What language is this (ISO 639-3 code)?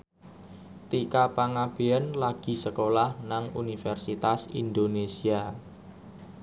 jav